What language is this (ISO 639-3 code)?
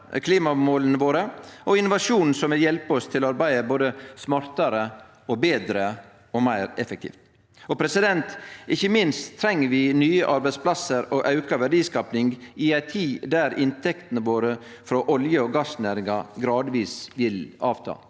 nor